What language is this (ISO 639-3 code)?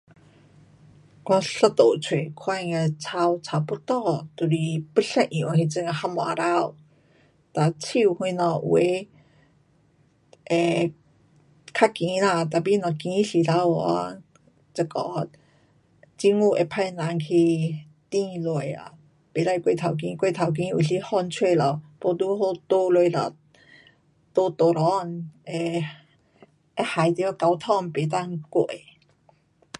cpx